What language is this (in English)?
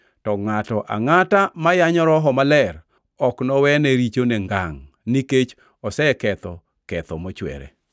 Luo (Kenya and Tanzania)